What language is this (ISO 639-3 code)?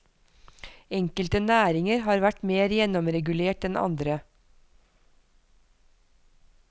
nor